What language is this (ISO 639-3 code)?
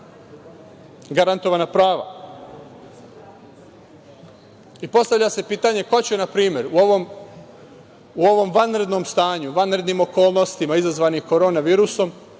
srp